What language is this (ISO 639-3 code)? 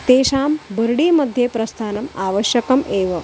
san